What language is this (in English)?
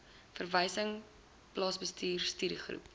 Afrikaans